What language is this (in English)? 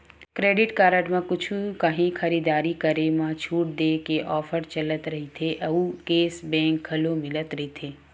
Chhattisgarhi